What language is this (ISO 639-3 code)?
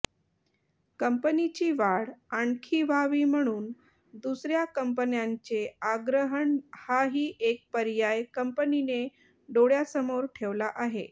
mar